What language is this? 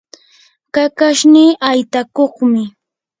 Yanahuanca Pasco Quechua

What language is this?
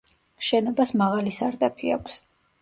Georgian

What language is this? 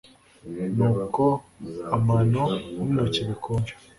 Kinyarwanda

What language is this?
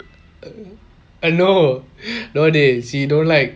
English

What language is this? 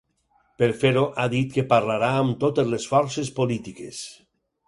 Catalan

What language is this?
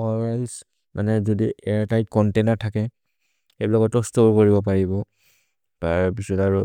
Maria (India)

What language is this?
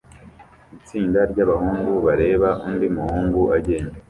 Kinyarwanda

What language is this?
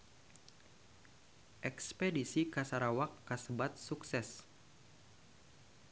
Sundanese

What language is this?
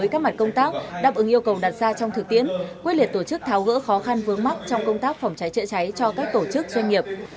Vietnamese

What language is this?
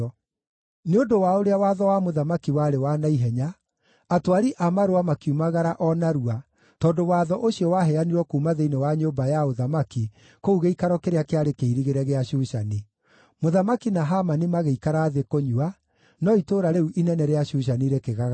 Kikuyu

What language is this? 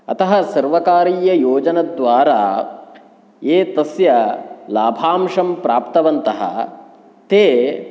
Sanskrit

